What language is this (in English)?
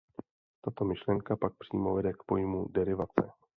Czech